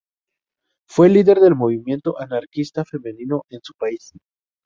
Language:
Spanish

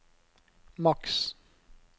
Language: Norwegian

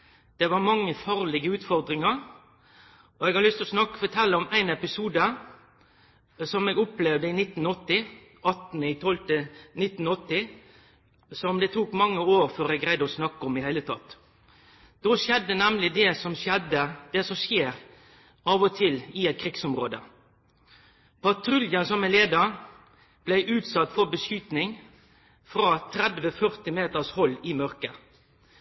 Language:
Norwegian Nynorsk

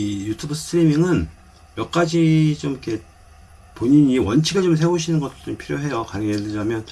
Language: Korean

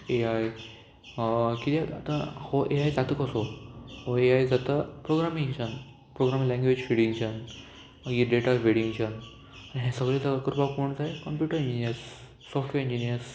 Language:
Konkani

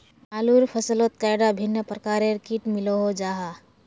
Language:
Magahi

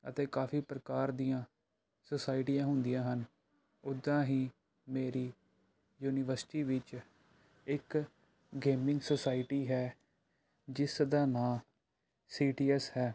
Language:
Punjabi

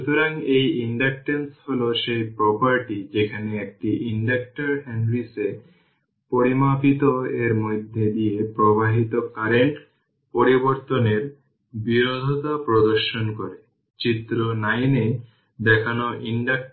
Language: Bangla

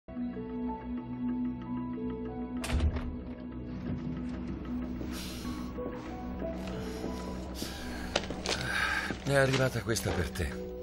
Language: Italian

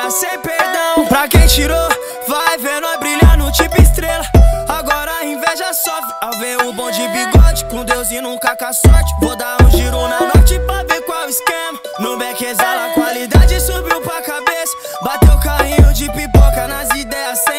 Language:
Romanian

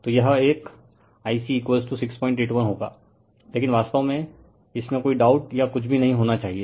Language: Hindi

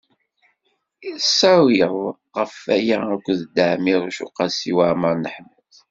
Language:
Kabyle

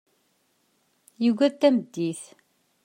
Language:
Kabyle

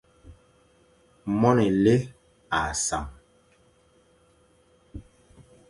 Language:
Fang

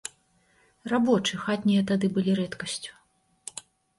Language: Belarusian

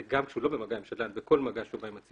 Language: Hebrew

